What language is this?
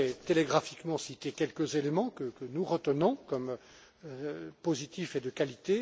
French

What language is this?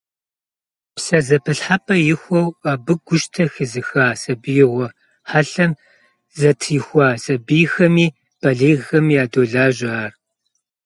Kabardian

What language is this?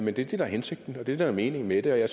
Danish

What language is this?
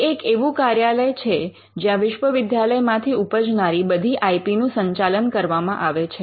Gujarati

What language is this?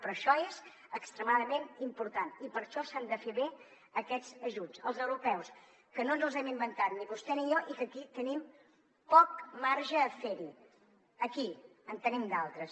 Catalan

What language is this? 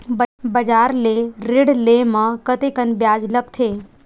Chhattisgarhi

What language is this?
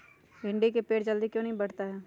Magahi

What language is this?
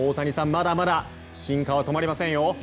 Japanese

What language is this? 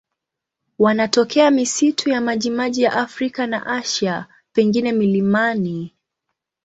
Swahili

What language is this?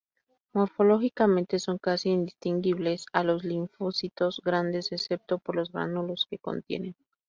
Spanish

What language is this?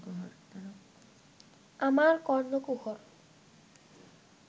Bangla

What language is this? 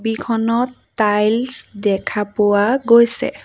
Assamese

